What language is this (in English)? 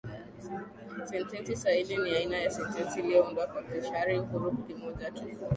Swahili